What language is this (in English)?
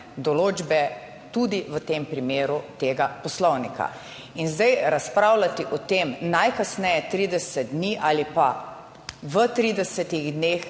Slovenian